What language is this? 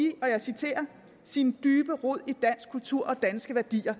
Danish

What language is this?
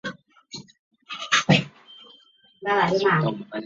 Chinese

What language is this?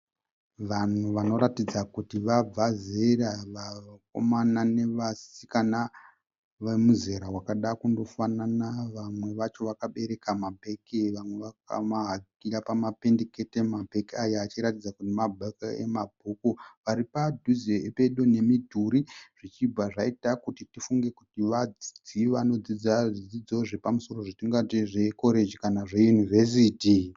Shona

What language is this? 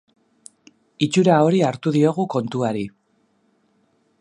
Basque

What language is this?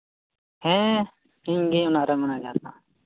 Santali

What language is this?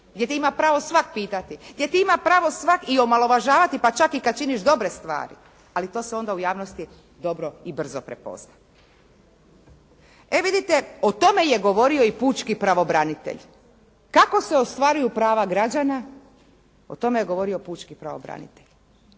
Croatian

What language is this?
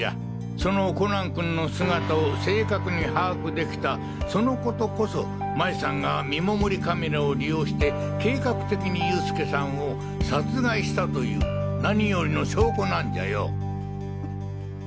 Japanese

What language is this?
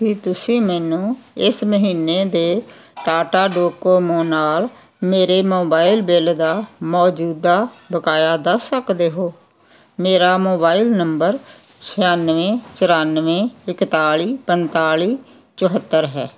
Punjabi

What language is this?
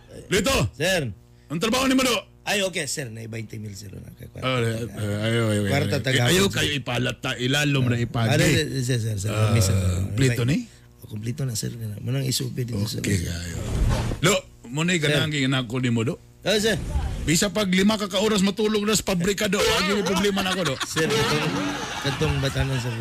Filipino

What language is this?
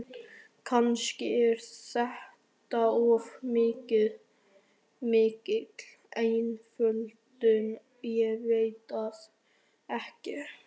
Icelandic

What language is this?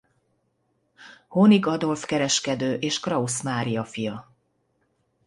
Hungarian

